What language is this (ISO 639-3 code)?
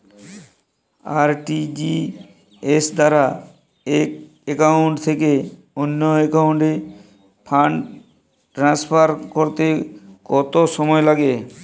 ben